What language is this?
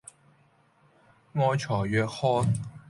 Cantonese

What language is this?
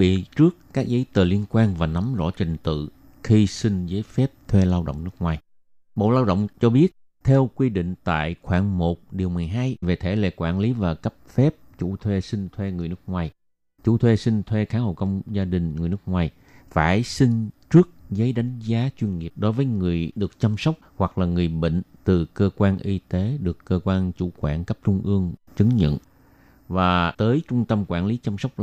Vietnamese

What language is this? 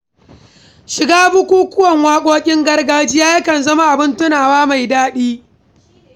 Hausa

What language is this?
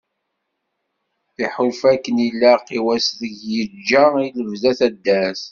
Kabyle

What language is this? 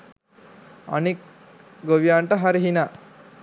Sinhala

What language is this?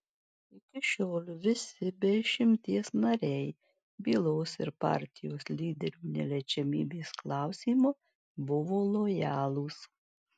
Lithuanian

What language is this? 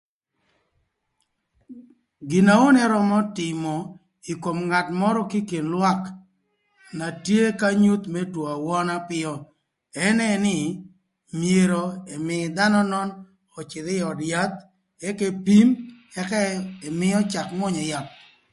Thur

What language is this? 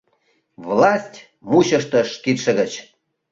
Mari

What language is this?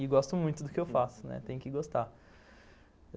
Portuguese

